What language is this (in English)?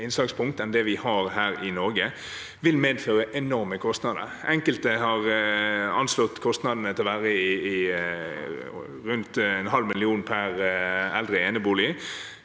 Norwegian